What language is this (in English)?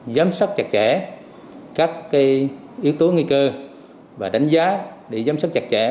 Vietnamese